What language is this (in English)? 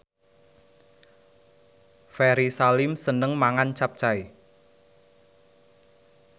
Javanese